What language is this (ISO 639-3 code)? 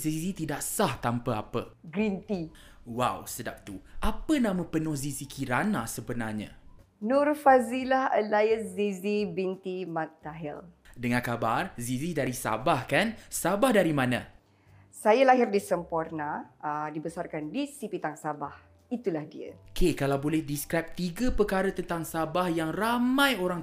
msa